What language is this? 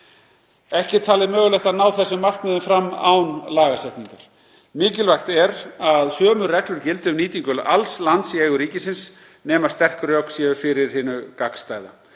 Icelandic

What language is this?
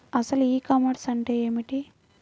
Telugu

